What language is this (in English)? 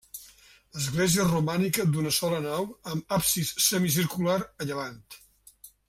Catalan